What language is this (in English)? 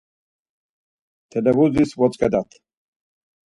Laz